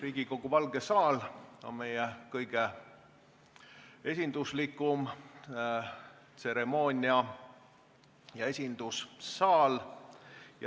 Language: Estonian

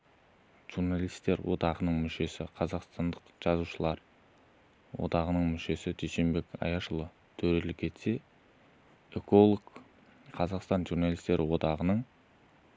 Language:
Kazakh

